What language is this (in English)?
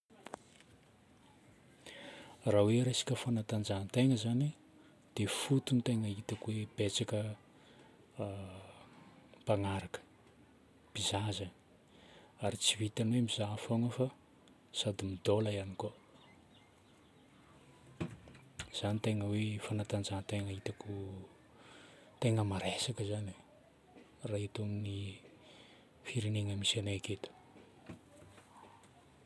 Northern Betsimisaraka Malagasy